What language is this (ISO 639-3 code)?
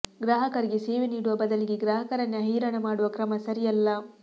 kan